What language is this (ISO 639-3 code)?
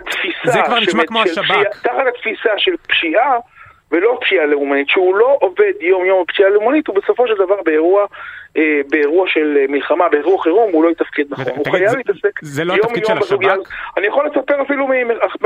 heb